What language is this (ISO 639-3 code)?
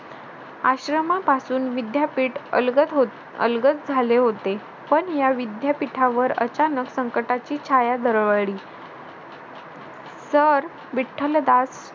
mar